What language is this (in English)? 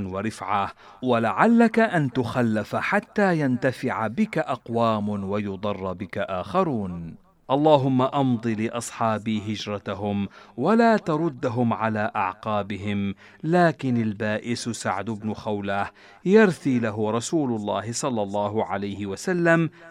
Arabic